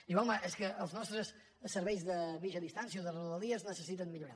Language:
Catalan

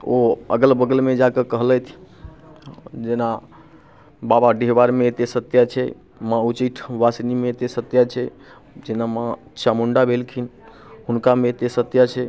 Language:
Maithili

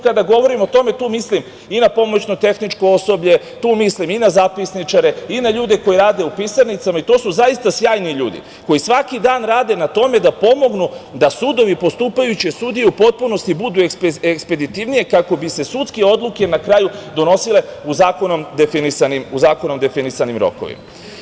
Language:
Serbian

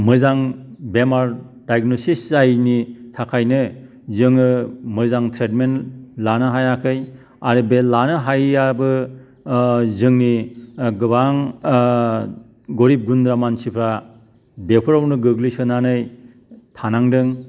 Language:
Bodo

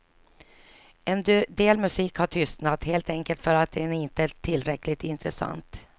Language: Swedish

